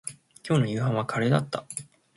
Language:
Japanese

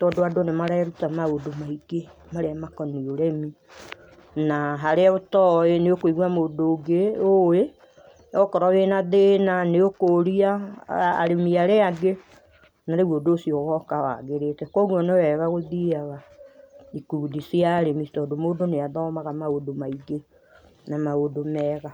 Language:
Kikuyu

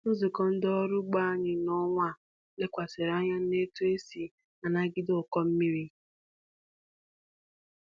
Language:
Igbo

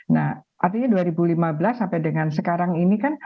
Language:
Indonesian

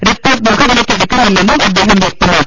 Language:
Malayalam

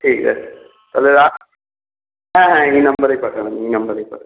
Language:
Bangla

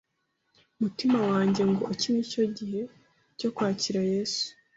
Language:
Kinyarwanda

